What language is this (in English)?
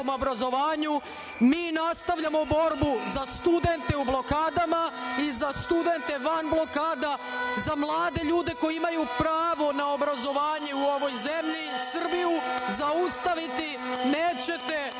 Serbian